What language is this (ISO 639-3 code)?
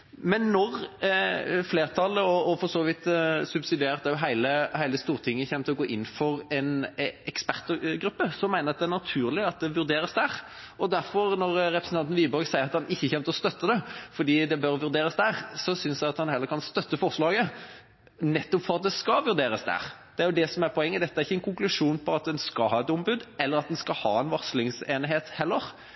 nob